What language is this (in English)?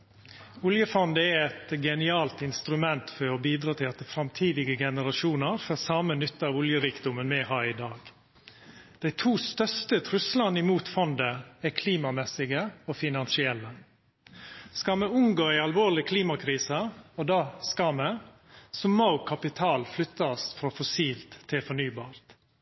Norwegian Nynorsk